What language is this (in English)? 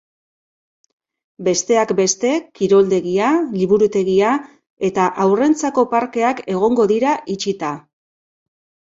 Basque